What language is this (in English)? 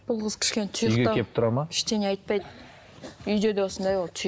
Kazakh